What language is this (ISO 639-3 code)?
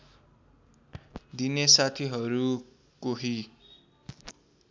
nep